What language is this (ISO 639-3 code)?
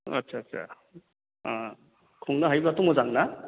brx